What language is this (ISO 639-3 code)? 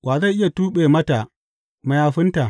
hau